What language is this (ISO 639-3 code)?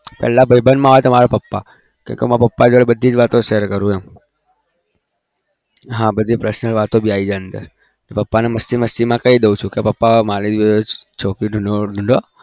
guj